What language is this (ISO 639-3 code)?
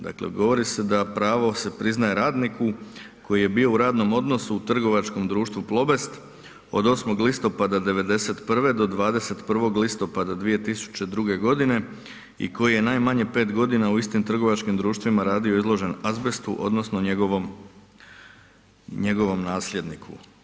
hrv